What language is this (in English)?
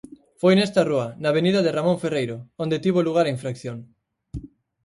Galician